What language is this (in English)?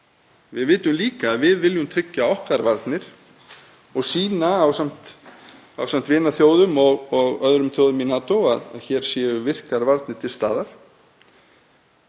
Icelandic